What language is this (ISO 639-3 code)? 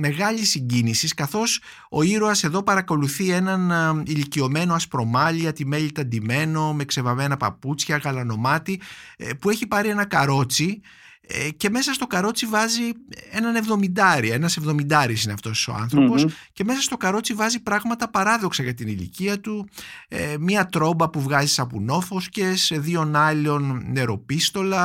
ell